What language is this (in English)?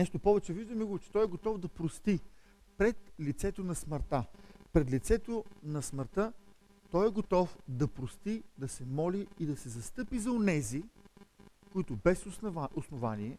Bulgarian